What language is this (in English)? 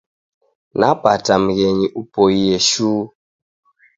Taita